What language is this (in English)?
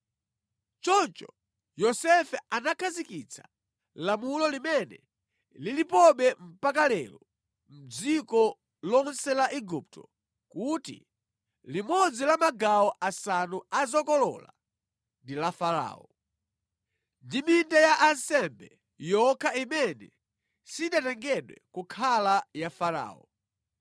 Nyanja